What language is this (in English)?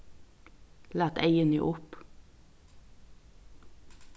Faroese